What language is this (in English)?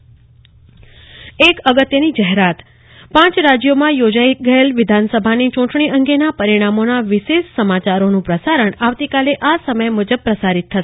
Gujarati